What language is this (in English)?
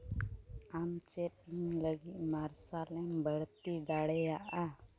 Santali